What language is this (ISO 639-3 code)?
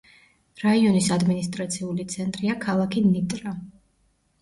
kat